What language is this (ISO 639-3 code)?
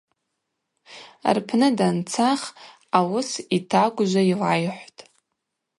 abq